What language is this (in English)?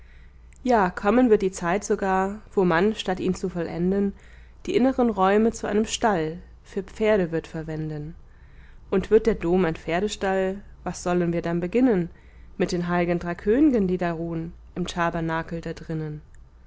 German